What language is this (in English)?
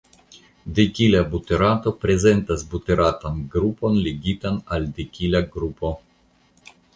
Esperanto